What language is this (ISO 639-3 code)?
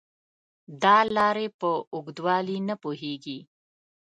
pus